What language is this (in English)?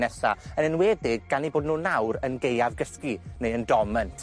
Welsh